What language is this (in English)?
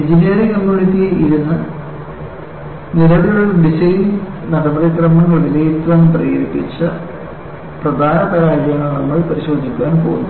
Malayalam